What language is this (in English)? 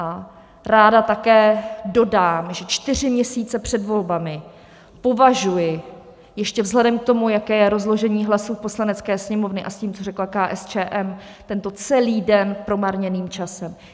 Czech